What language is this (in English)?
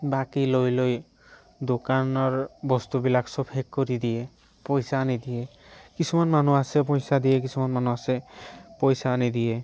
Assamese